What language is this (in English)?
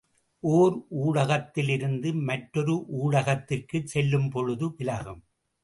Tamil